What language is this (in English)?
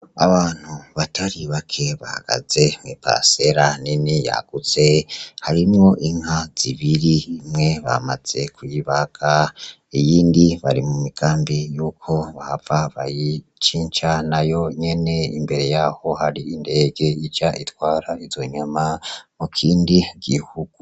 Rundi